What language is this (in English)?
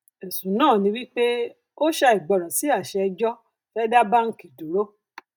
Yoruba